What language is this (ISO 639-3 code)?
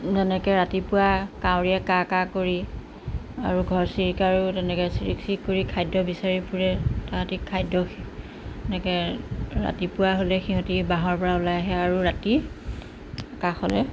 asm